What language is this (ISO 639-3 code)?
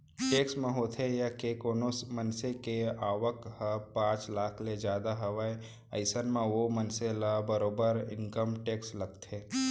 hne